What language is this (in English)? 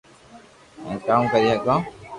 Loarki